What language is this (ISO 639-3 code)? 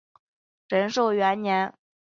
zho